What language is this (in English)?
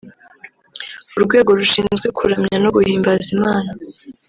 Kinyarwanda